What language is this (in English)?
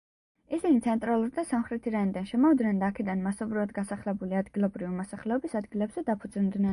Georgian